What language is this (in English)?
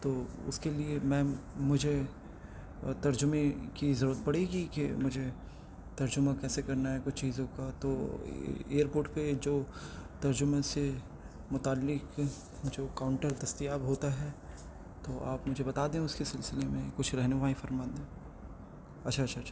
Urdu